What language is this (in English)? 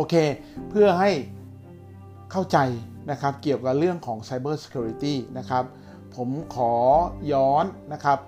Thai